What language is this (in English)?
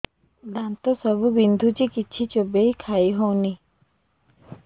Odia